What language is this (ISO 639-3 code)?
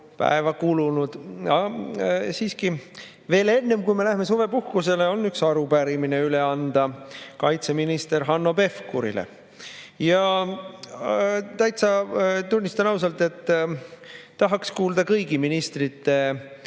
est